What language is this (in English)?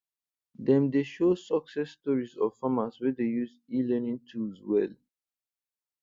Nigerian Pidgin